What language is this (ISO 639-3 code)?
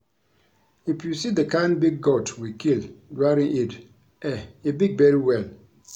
pcm